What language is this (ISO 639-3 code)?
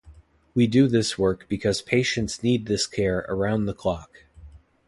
eng